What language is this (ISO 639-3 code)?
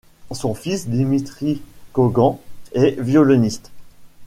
fra